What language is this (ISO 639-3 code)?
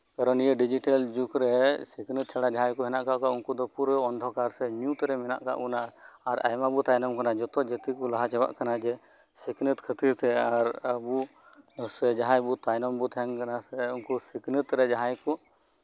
sat